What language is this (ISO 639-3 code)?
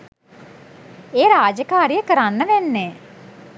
sin